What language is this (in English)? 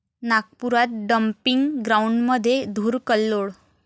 Marathi